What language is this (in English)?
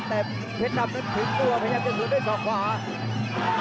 Thai